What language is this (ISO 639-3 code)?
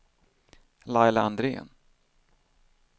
swe